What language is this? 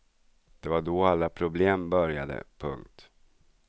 Swedish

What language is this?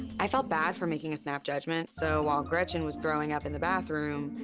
English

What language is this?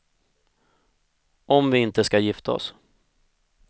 Swedish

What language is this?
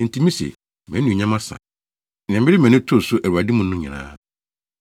Akan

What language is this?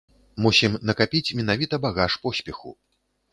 Belarusian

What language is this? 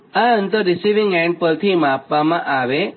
Gujarati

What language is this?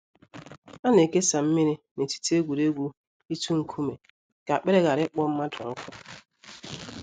Igbo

